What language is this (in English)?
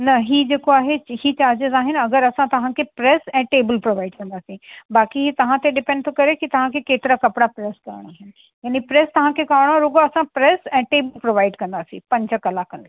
Sindhi